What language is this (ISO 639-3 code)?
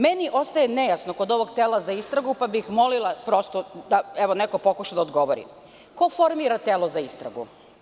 srp